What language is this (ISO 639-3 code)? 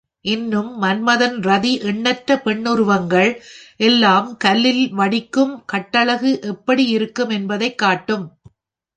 tam